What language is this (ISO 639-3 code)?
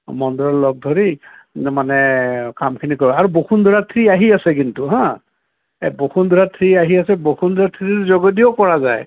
asm